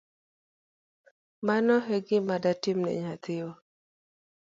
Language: Luo (Kenya and Tanzania)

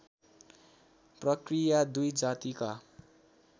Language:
Nepali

